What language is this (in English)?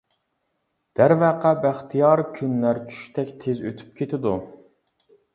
Uyghur